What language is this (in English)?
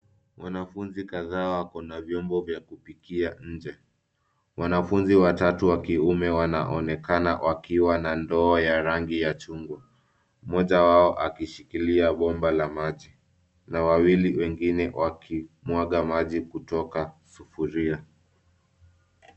Swahili